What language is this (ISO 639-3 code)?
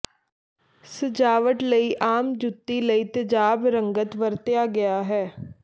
pan